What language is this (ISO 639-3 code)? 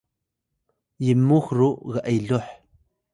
tay